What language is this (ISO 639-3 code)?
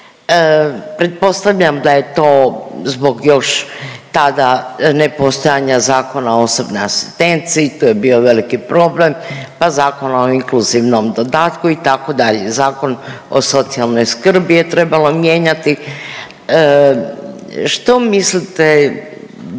hrv